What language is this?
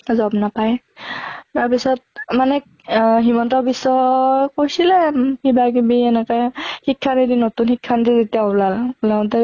Assamese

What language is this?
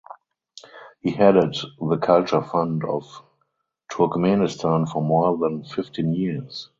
English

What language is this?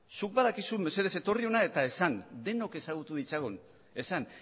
Basque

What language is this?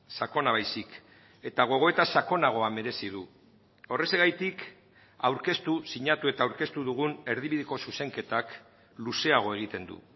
Basque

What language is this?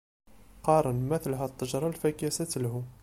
Kabyle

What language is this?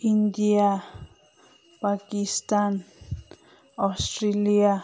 Manipuri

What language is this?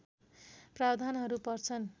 Nepali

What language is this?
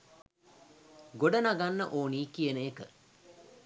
Sinhala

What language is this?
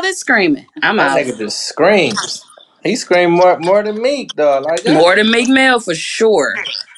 English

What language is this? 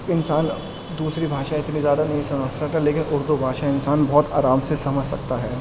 Urdu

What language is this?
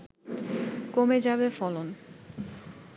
Bangla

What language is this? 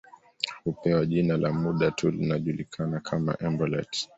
Swahili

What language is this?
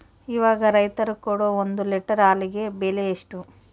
Kannada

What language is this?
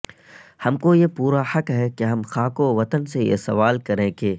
Urdu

